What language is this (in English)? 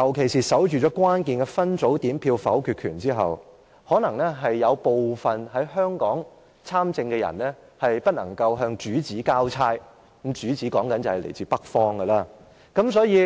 Cantonese